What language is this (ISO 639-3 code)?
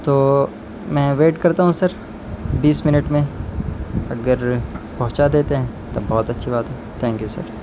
urd